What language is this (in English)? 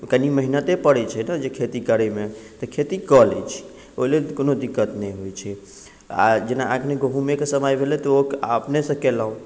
Maithili